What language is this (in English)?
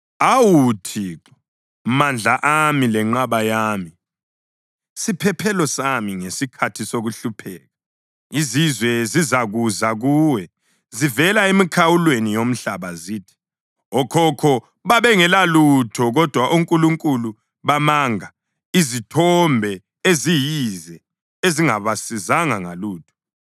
North Ndebele